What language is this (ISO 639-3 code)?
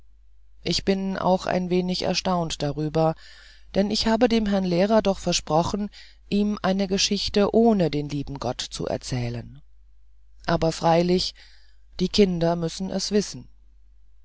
deu